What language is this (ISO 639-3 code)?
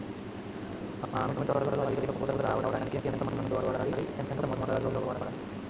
tel